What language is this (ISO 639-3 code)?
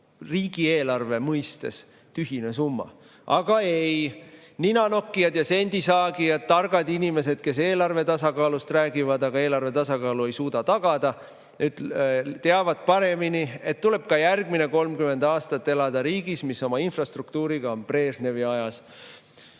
est